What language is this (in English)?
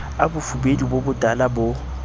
Southern Sotho